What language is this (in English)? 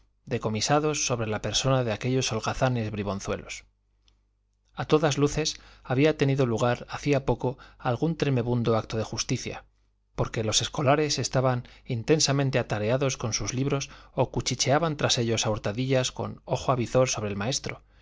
Spanish